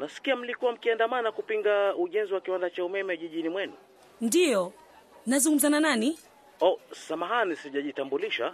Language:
Swahili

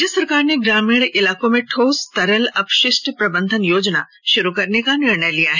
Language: Hindi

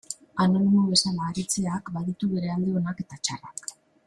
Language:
Basque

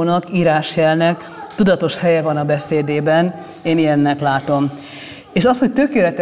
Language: Hungarian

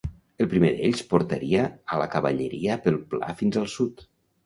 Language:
Catalan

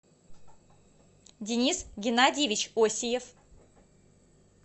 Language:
Russian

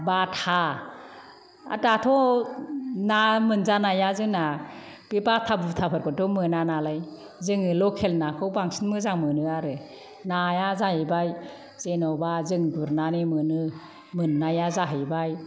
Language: Bodo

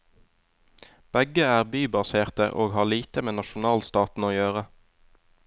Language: Norwegian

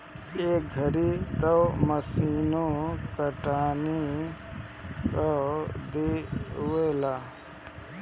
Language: Bhojpuri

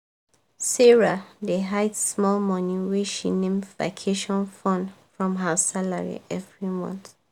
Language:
Nigerian Pidgin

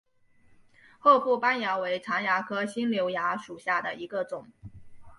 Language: Chinese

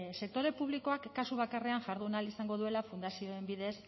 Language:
Basque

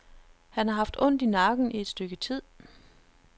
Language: Danish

